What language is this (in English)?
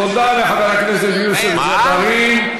Hebrew